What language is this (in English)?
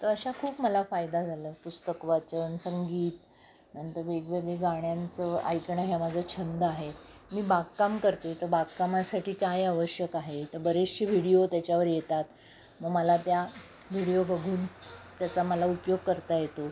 Marathi